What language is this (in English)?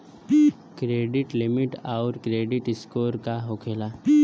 Bhojpuri